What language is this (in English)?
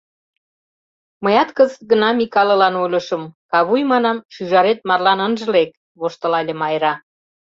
Mari